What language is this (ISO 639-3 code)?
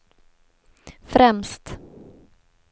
swe